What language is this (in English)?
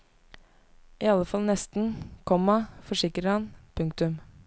Norwegian